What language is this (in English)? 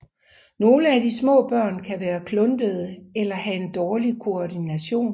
Danish